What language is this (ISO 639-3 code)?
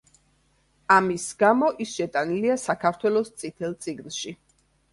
kat